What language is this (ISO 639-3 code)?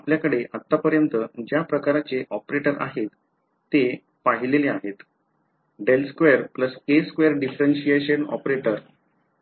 mar